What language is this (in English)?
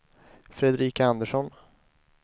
Swedish